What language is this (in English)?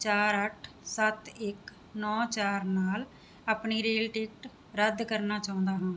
Punjabi